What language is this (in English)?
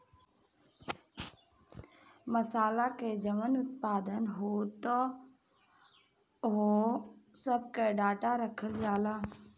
Bhojpuri